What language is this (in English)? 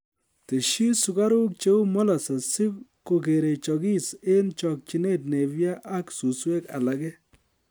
Kalenjin